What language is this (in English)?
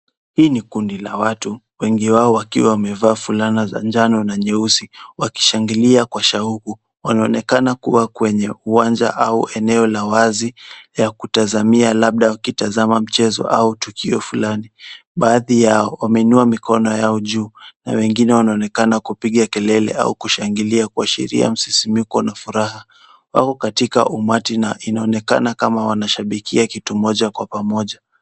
Swahili